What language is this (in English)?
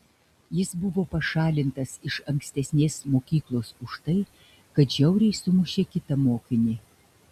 Lithuanian